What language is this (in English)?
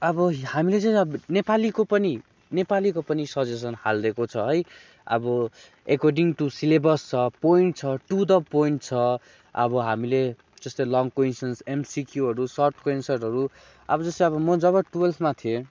Nepali